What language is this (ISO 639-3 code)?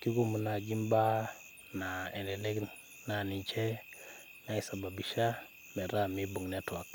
mas